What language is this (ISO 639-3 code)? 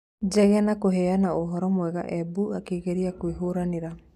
kik